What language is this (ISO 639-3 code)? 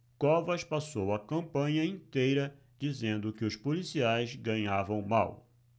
por